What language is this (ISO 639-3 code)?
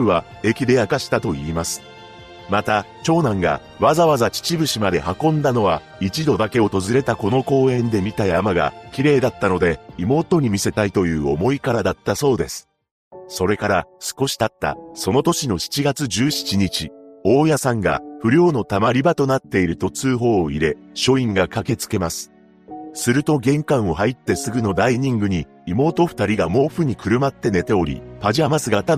jpn